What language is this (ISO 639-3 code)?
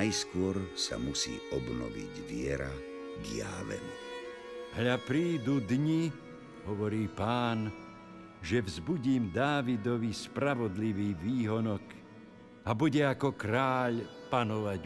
slk